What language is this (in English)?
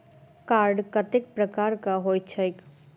Maithili